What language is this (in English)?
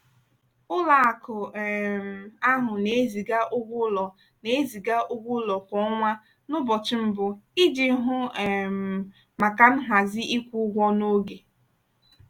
Igbo